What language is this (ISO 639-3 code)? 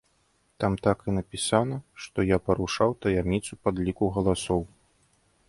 bel